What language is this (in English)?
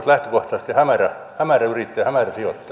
Finnish